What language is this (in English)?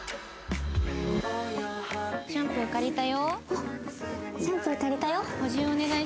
Japanese